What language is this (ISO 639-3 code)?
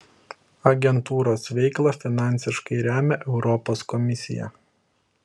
lit